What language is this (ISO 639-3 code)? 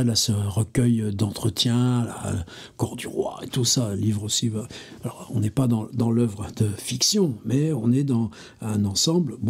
fra